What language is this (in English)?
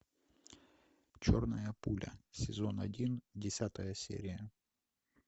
Russian